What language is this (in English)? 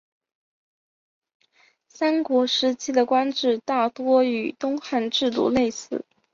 Chinese